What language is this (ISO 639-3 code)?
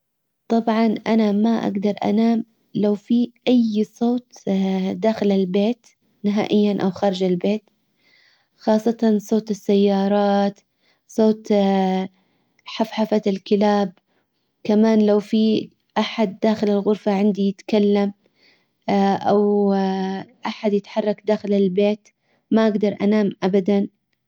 acw